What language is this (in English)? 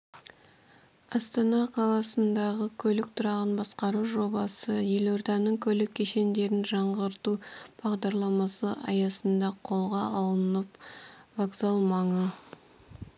Kazakh